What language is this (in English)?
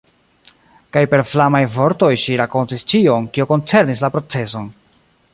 Esperanto